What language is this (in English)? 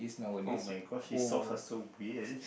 English